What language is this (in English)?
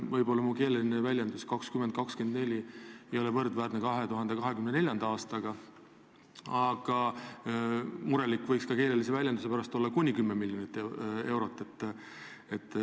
Estonian